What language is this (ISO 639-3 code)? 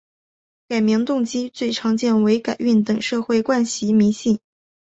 zho